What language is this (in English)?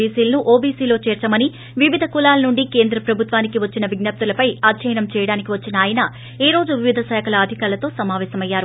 Telugu